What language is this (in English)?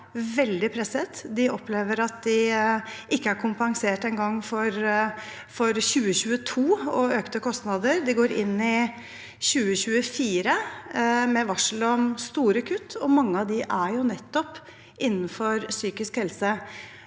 Norwegian